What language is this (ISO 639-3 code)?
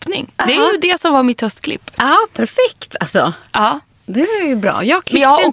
swe